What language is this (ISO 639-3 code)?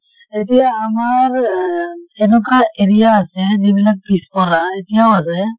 asm